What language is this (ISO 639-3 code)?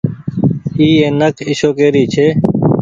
gig